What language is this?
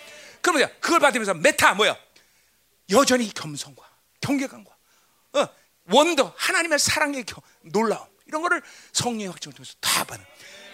Korean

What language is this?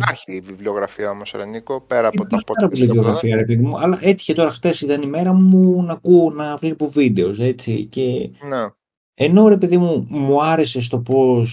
Greek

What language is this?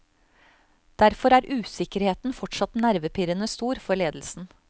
Norwegian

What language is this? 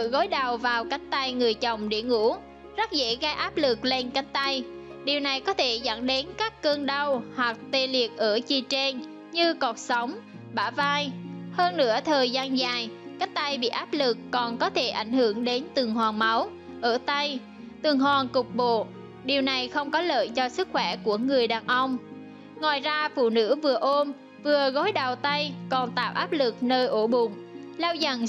Vietnamese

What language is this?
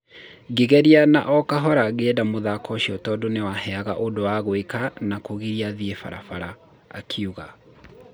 Kikuyu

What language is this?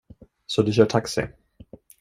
Swedish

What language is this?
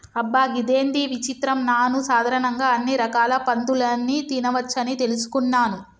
Telugu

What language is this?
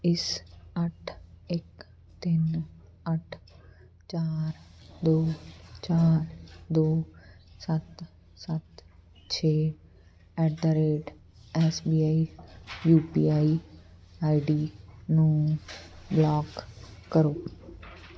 Punjabi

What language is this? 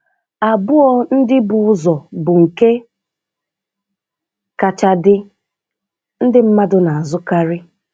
Igbo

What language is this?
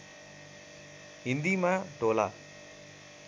Nepali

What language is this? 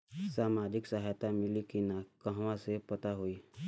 Bhojpuri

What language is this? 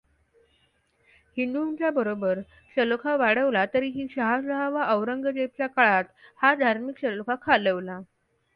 Marathi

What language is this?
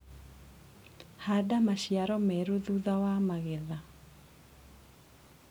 Kikuyu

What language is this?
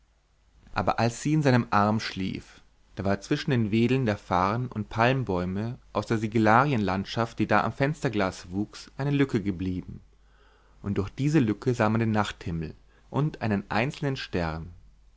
German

